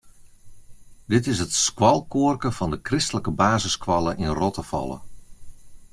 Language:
Western Frisian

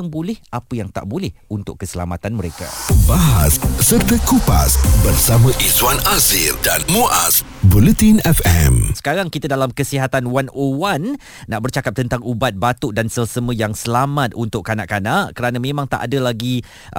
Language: Malay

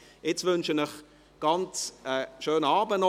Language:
Swiss German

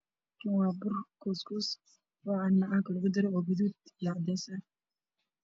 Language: Somali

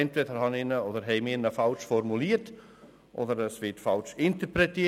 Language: Swiss German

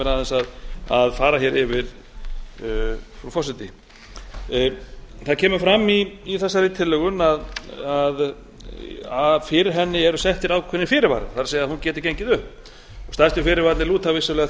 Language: Icelandic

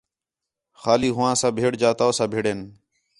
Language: Khetrani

